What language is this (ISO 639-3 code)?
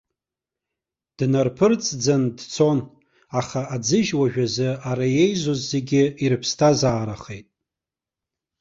abk